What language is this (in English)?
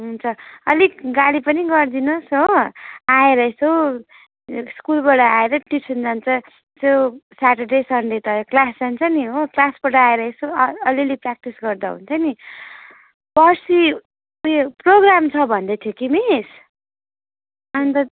Nepali